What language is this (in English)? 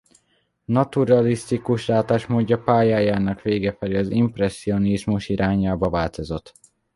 Hungarian